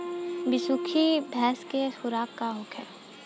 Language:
Bhojpuri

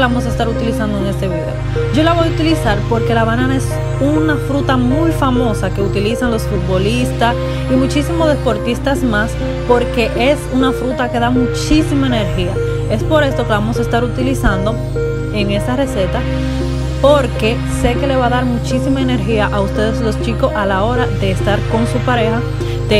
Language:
Spanish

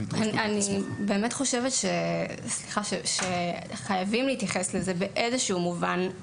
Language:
Hebrew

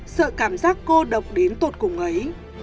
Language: Vietnamese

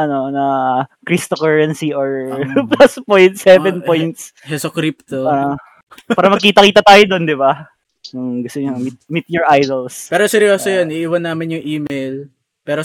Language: Filipino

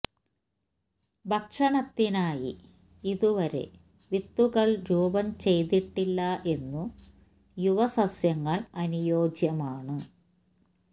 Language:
Malayalam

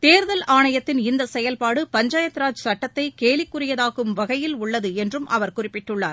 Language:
Tamil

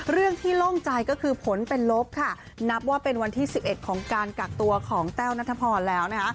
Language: Thai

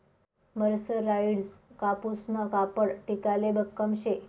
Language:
Marathi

